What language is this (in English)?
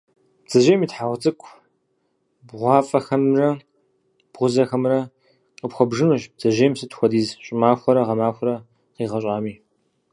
Kabardian